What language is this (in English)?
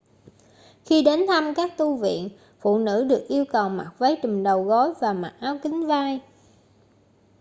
Vietnamese